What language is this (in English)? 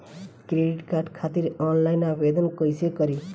Bhojpuri